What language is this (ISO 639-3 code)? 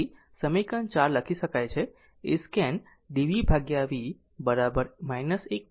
guj